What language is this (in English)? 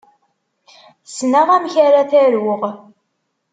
Kabyle